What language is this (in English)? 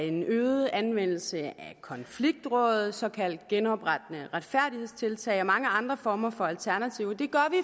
Danish